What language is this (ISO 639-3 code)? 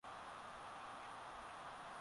swa